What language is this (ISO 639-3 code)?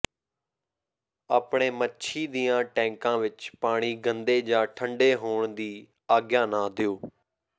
pan